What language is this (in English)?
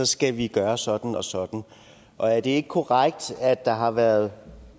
Danish